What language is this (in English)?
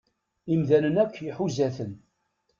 Kabyle